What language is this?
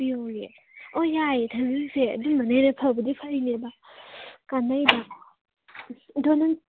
Manipuri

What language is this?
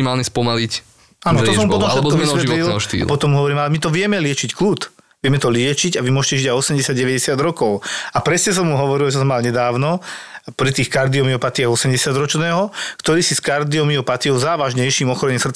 Slovak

